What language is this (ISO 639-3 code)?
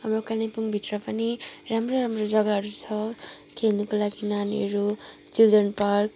nep